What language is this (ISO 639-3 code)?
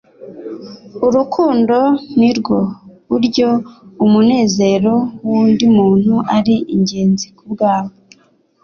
kin